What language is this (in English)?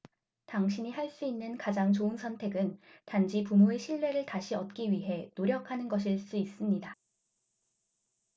Korean